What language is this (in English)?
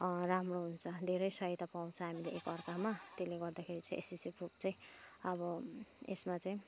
Nepali